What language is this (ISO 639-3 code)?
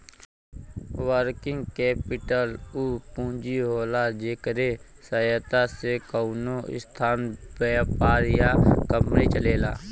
bho